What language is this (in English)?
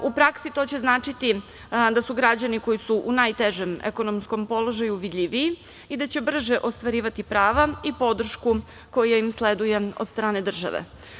Serbian